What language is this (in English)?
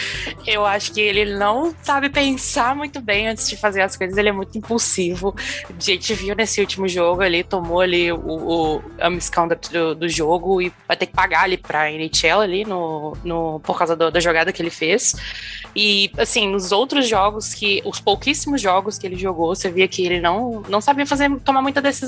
Portuguese